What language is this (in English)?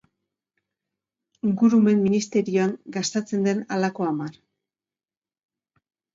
Basque